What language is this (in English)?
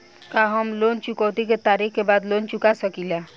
Bhojpuri